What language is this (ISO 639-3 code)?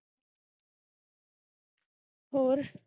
pan